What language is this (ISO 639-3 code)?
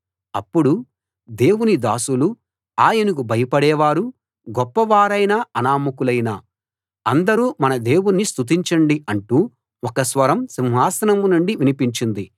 tel